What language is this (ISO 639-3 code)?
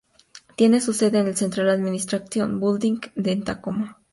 spa